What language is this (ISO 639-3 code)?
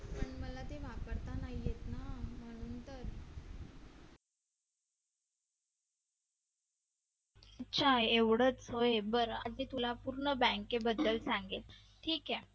mar